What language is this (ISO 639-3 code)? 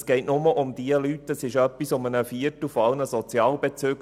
gsw